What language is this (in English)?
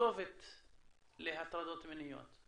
Hebrew